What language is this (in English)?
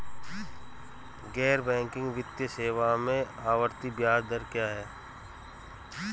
Hindi